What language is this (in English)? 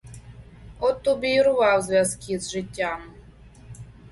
Ukrainian